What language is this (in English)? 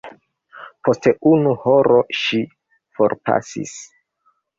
Esperanto